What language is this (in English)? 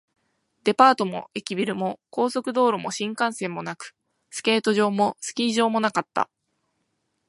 Japanese